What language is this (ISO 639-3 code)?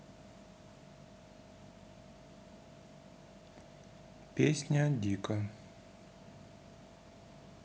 rus